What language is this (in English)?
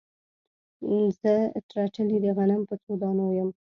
Pashto